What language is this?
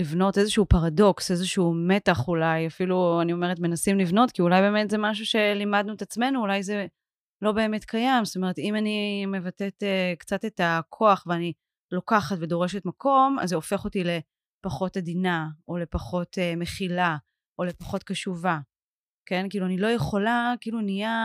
Hebrew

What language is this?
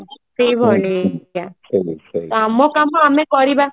Odia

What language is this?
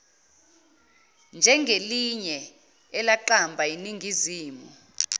Zulu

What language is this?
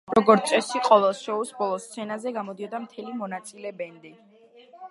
Georgian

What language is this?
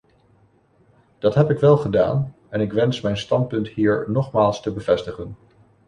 Dutch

